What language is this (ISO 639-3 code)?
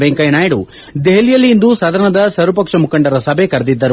kan